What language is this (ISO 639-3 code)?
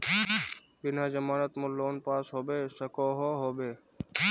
mag